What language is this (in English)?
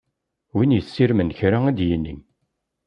Kabyle